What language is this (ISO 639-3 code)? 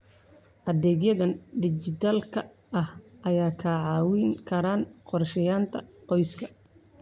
som